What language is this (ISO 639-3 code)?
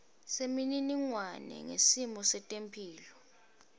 ssw